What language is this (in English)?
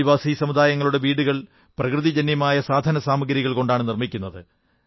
Malayalam